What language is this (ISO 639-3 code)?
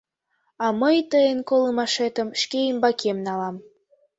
chm